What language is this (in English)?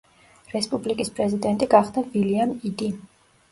Georgian